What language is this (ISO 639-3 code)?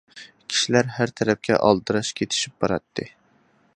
uig